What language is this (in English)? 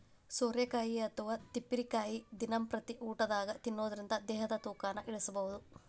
Kannada